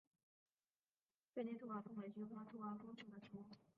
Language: Chinese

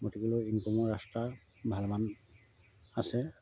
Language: Assamese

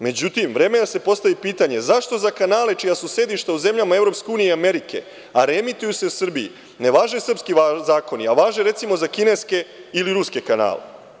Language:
Serbian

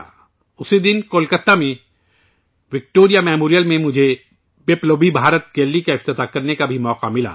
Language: Urdu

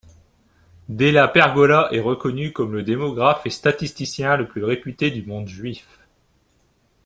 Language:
French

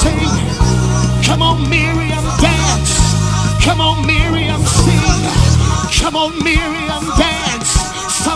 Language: English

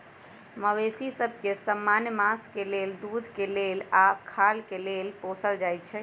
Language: Magahi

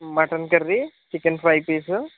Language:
Telugu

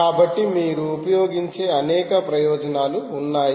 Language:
Telugu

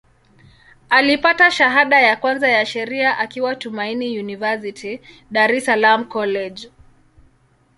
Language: Swahili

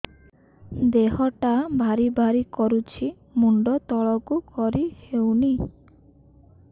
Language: Odia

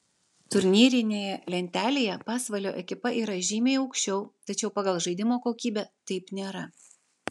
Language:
Lithuanian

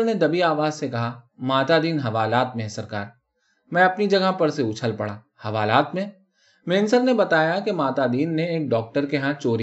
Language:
Urdu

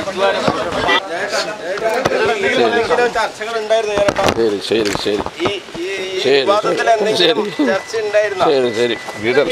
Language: Malayalam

